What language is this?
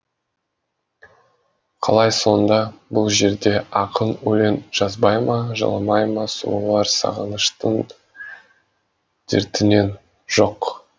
Kazakh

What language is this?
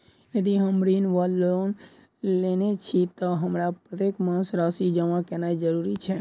Maithili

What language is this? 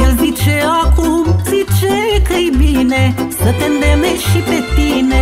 Romanian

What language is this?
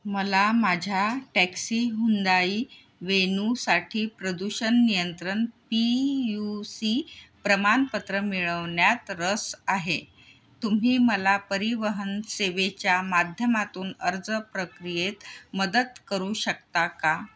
Marathi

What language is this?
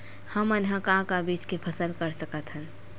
Chhattisgarhi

